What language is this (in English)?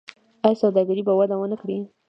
Pashto